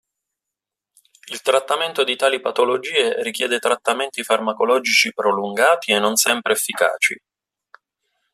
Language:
Italian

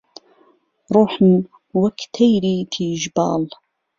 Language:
Central Kurdish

